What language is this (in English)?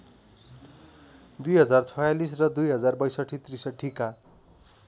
Nepali